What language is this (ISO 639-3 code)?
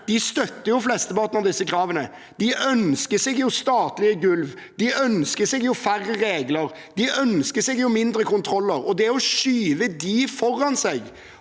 nor